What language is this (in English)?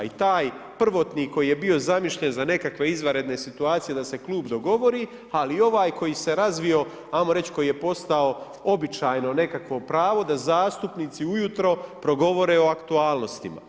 Croatian